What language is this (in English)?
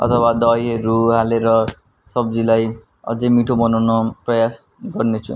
Nepali